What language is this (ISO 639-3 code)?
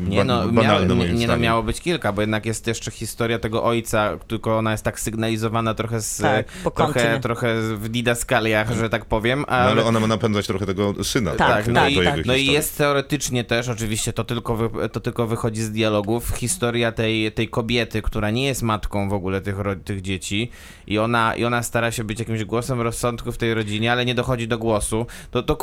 pol